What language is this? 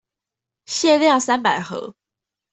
Chinese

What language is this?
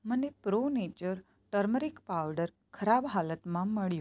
Gujarati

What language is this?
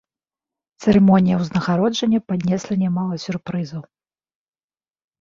Belarusian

